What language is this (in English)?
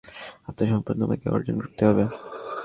Bangla